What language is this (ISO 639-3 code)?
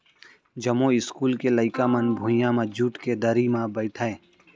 hne